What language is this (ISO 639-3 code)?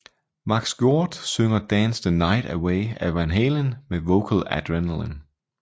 dan